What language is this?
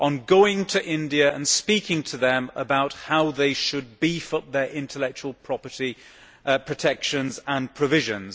English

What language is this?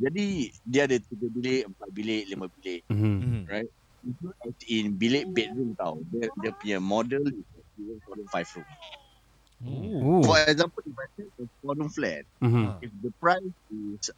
Malay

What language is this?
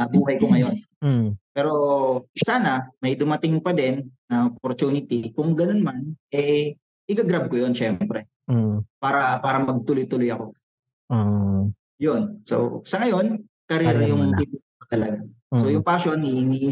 Filipino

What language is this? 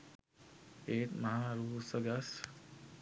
Sinhala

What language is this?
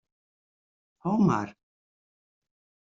Western Frisian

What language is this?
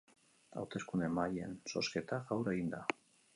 Basque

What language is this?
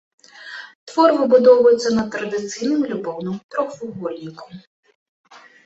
Belarusian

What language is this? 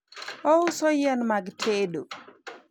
Luo (Kenya and Tanzania)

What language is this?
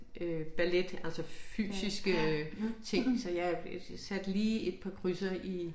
Danish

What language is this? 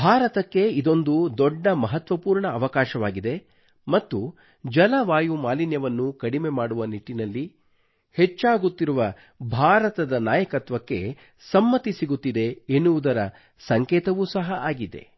Kannada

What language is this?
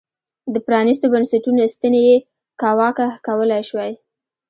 Pashto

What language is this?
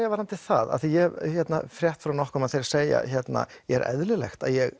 Icelandic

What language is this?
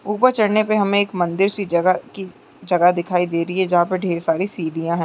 Chhattisgarhi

